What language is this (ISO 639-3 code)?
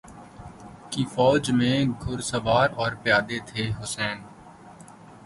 urd